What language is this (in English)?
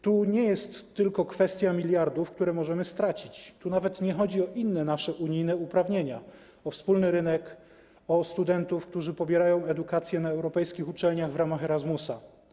Polish